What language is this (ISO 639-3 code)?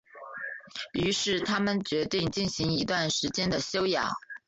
zho